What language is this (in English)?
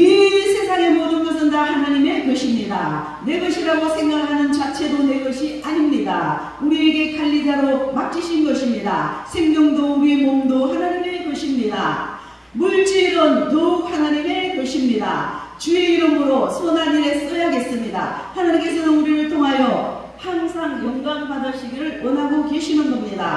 Korean